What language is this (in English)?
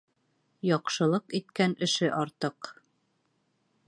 Bashkir